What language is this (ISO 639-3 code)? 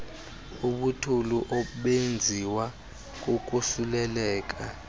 xho